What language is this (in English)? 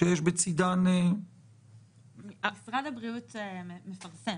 Hebrew